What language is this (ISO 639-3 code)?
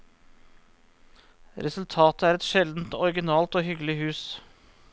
nor